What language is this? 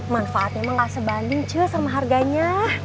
Indonesian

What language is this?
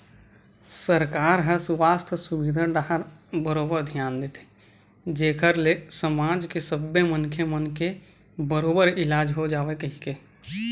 Chhattisgarhi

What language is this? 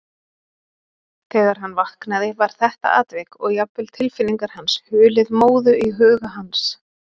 Icelandic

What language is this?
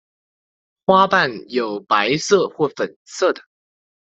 Chinese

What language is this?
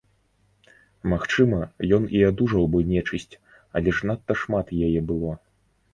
Belarusian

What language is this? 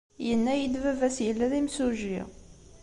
Kabyle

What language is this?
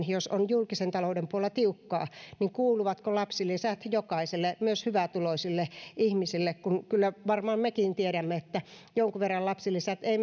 Finnish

